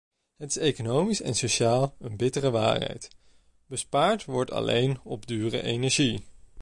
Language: Dutch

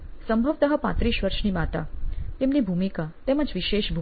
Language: Gujarati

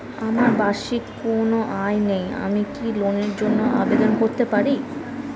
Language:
Bangla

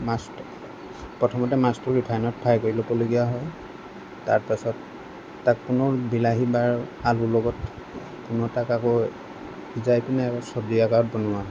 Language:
Assamese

